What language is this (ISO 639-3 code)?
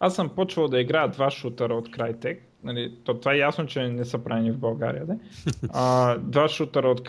bul